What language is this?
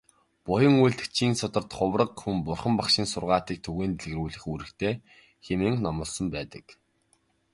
Mongolian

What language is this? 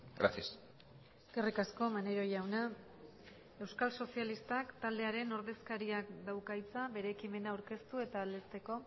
Basque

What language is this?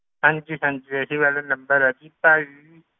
Punjabi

